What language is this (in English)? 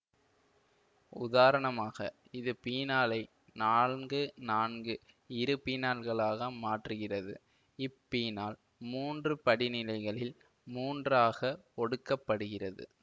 Tamil